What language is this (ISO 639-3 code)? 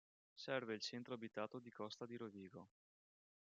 ita